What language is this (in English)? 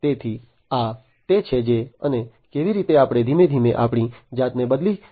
Gujarati